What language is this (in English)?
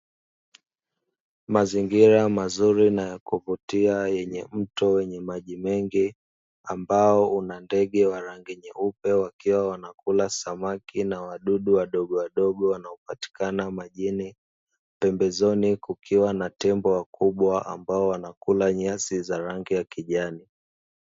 Swahili